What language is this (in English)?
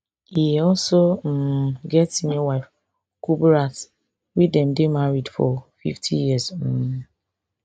Nigerian Pidgin